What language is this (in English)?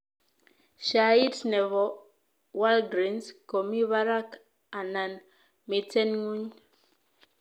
Kalenjin